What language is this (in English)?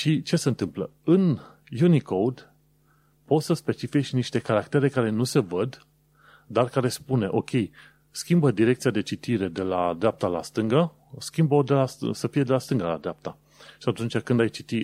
Romanian